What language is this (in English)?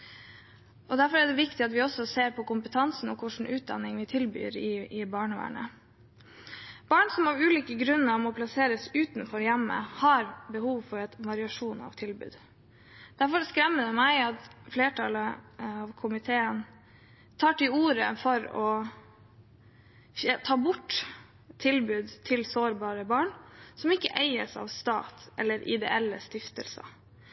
Norwegian Bokmål